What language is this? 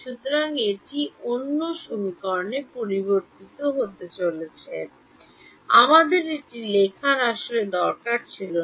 Bangla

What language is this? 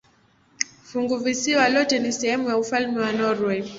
Swahili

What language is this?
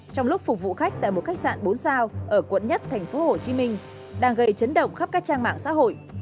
Vietnamese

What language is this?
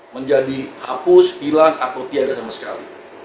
Indonesian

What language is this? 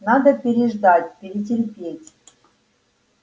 Russian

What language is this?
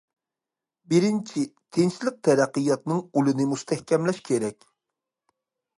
Uyghur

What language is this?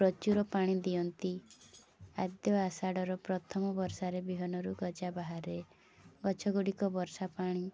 Odia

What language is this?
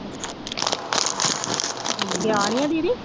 Punjabi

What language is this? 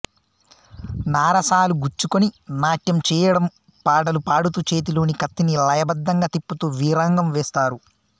Telugu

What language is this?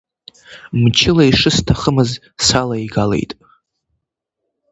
Abkhazian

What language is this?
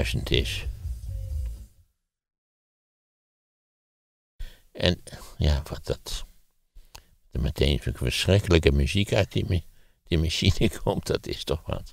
Dutch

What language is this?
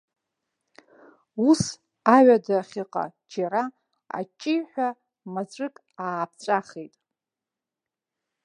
Abkhazian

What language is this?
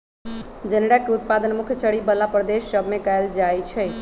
Magahi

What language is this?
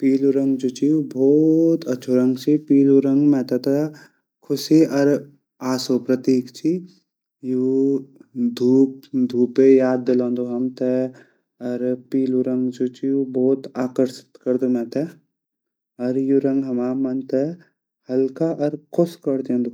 Garhwali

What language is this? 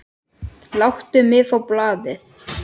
Icelandic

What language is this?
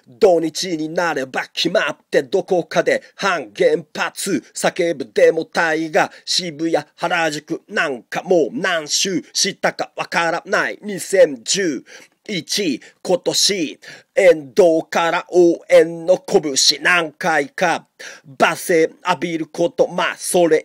Japanese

